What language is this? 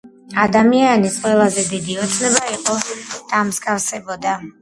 Georgian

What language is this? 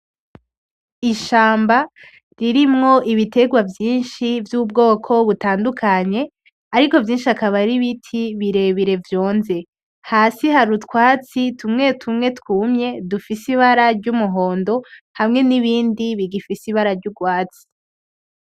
Rundi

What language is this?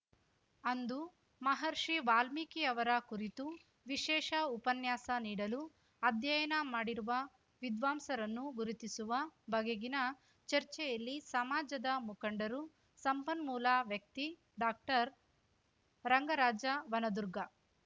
Kannada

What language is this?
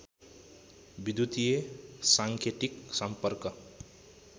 Nepali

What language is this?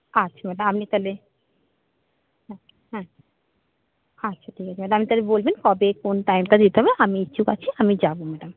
Bangla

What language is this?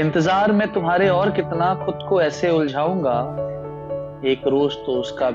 Hindi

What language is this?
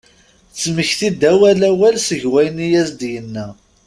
Kabyle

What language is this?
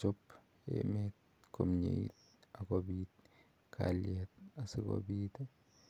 Kalenjin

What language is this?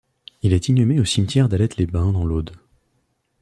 French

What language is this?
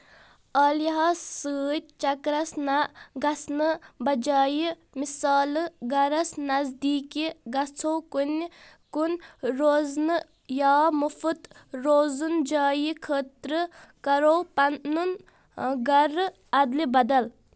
Kashmiri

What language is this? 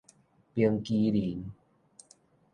Min Nan Chinese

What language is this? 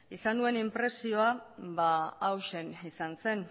Basque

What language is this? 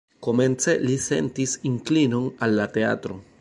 Esperanto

